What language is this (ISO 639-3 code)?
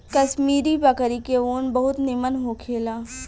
bho